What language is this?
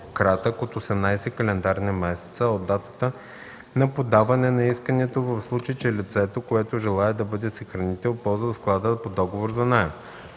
Bulgarian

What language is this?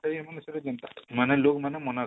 Odia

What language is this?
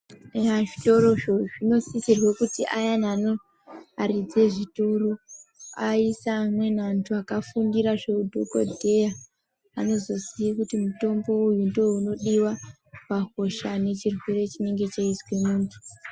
Ndau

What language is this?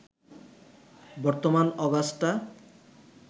Bangla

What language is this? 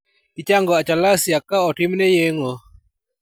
Luo (Kenya and Tanzania)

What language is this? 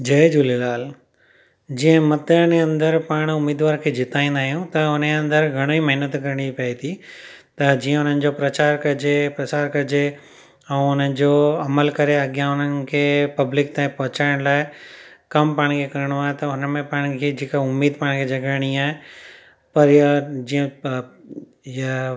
Sindhi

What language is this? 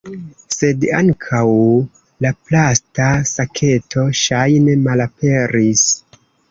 Esperanto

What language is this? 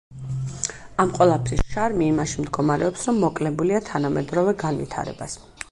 Georgian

